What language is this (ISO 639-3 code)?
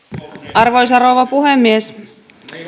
fin